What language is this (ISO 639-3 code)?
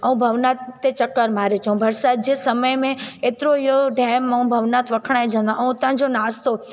snd